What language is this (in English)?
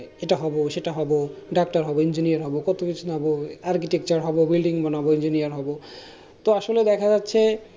Bangla